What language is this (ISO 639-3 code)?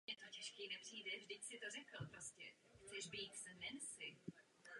ces